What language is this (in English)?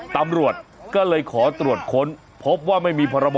Thai